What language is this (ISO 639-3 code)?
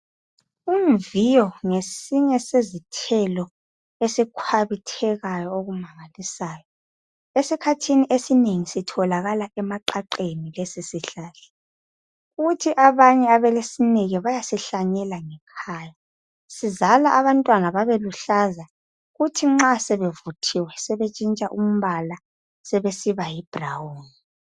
nde